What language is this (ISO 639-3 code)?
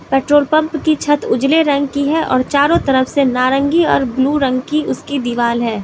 hin